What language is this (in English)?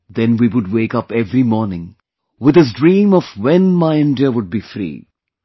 English